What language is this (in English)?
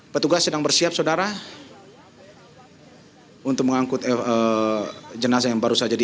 Indonesian